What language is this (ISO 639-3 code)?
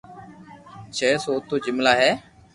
lrk